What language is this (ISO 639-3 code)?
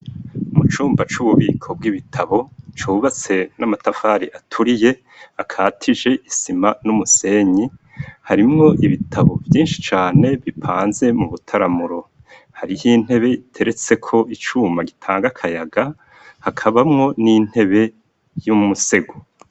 run